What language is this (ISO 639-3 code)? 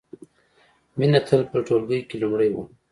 pus